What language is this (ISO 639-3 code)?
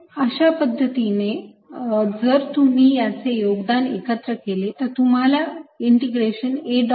mar